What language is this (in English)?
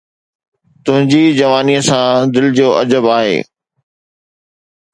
Sindhi